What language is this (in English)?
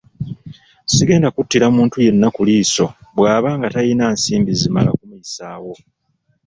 Ganda